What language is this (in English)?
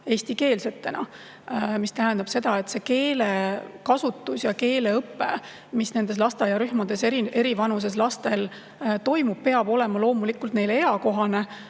Estonian